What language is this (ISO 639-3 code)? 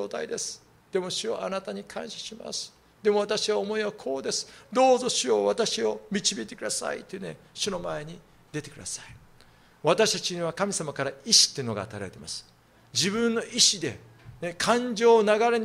jpn